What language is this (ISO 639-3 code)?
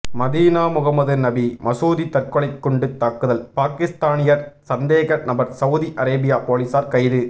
tam